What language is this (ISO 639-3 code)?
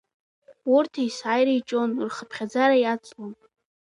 abk